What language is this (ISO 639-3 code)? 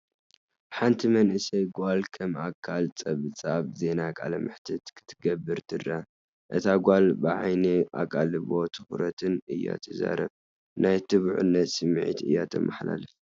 tir